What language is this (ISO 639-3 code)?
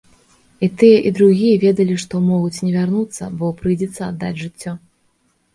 bel